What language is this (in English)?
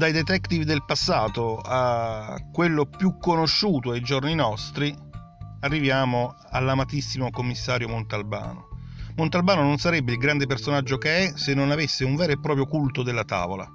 Italian